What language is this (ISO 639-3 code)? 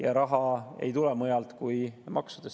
est